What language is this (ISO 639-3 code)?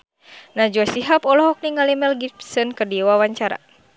sun